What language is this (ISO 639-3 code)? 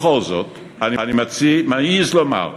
heb